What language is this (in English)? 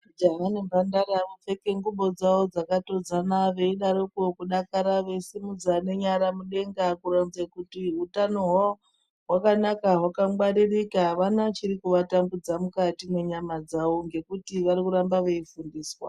Ndau